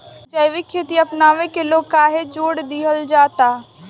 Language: Bhojpuri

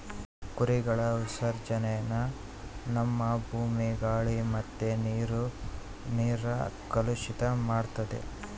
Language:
Kannada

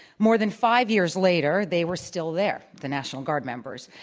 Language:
English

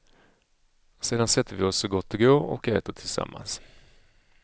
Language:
Swedish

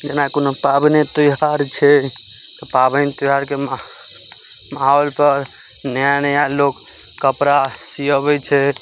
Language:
Maithili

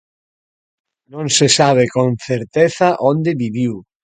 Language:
Galician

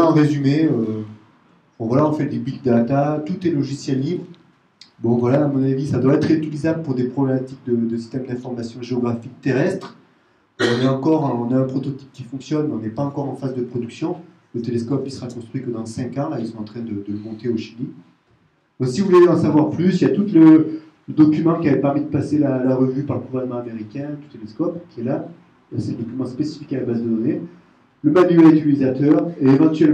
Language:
French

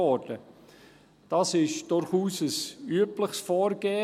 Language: Swiss German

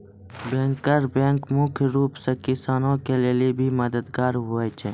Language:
Maithili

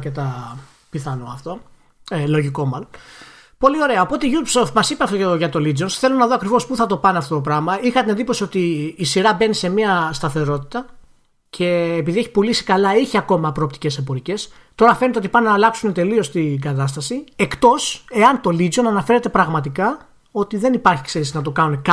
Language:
Greek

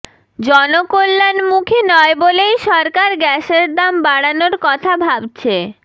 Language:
Bangla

